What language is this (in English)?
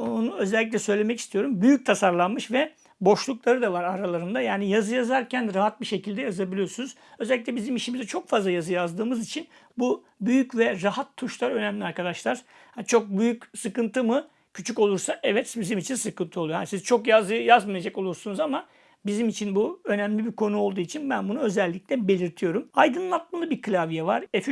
Turkish